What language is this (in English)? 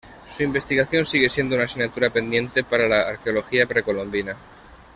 Spanish